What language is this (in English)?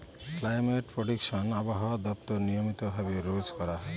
Bangla